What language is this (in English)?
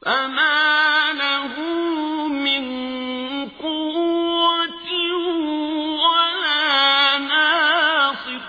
Arabic